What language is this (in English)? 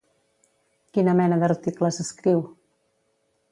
Catalan